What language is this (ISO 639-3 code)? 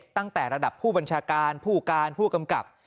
tha